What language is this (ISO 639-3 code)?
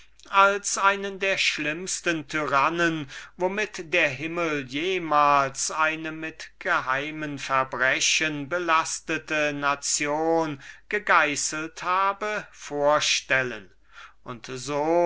deu